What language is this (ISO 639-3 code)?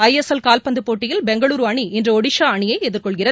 tam